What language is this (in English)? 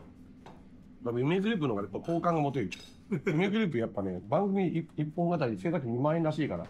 Japanese